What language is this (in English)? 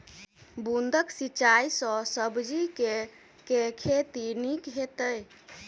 Maithili